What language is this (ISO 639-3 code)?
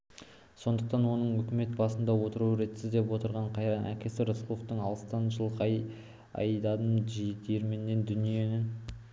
kaz